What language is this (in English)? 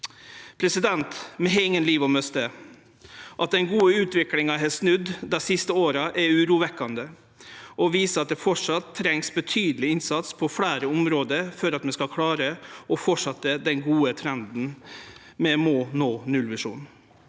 Norwegian